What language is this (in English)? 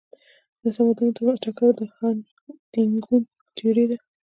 Pashto